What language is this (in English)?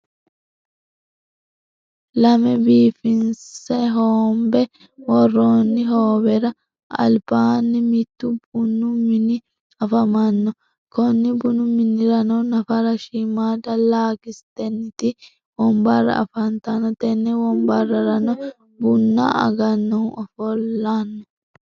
Sidamo